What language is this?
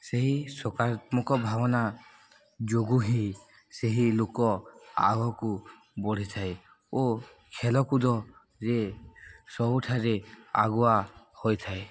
Odia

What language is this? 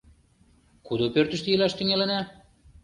Mari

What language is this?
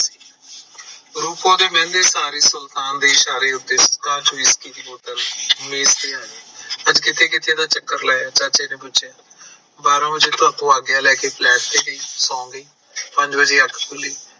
Punjabi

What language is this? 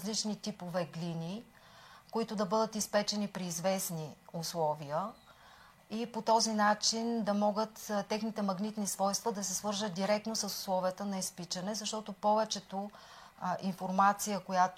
Bulgarian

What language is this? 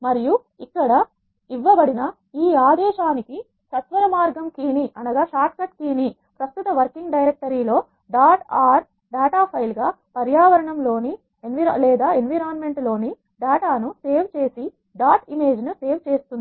Telugu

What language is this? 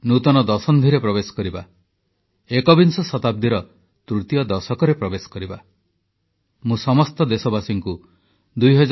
Odia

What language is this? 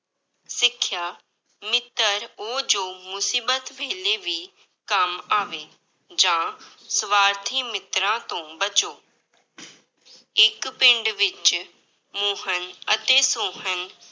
Punjabi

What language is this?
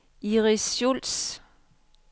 Danish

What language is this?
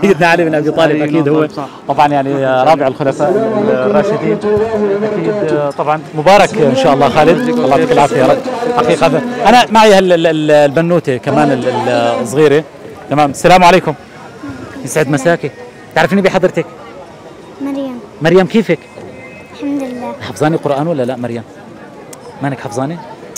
Arabic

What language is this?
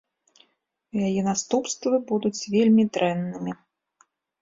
Belarusian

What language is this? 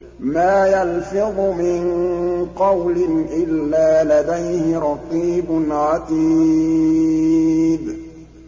Arabic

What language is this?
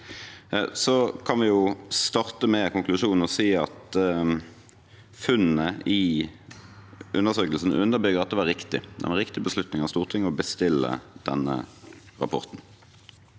Norwegian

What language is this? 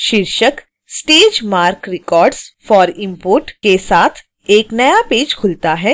Hindi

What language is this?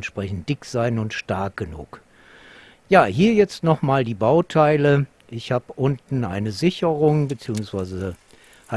German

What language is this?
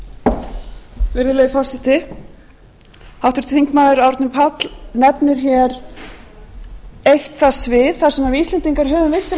Icelandic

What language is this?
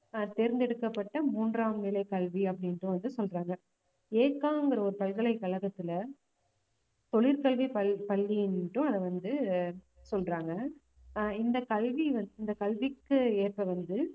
Tamil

